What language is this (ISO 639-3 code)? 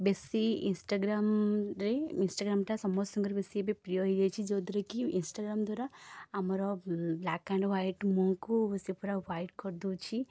ori